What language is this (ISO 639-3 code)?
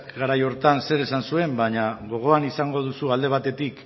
eus